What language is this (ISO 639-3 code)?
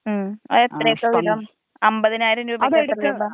mal